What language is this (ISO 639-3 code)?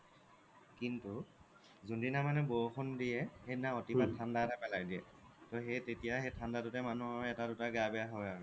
asm